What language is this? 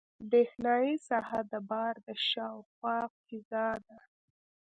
Pashto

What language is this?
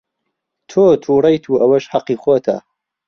Central Kurdish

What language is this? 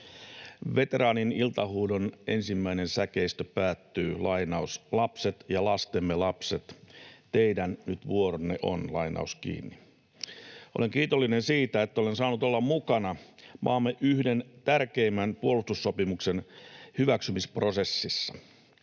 Finnish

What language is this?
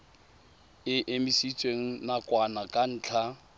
Tswana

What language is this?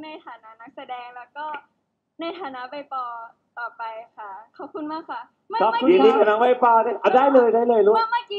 Thai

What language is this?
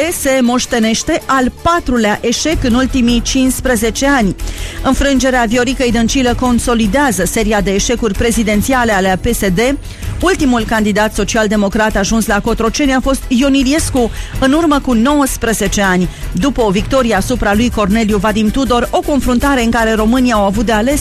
Romanian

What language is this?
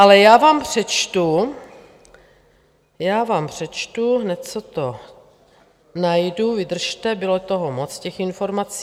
Czech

